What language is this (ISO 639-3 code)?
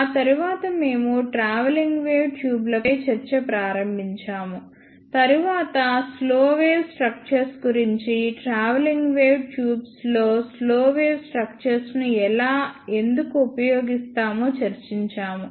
tel